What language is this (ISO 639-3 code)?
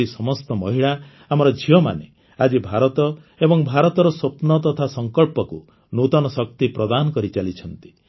ori